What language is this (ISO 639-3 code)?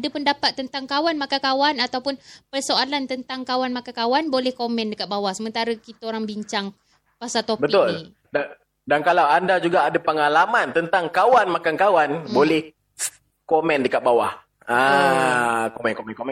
msa